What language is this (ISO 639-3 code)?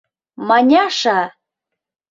chm